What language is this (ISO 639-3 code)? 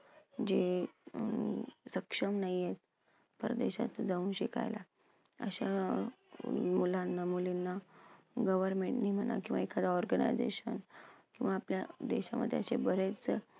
mar